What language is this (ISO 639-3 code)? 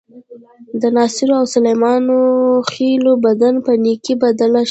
pus